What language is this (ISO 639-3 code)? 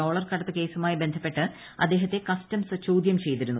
mal